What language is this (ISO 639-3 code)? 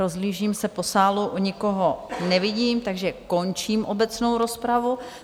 ces